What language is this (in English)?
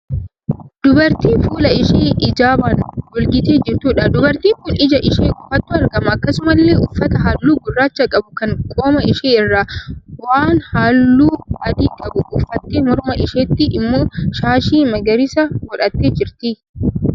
Oromo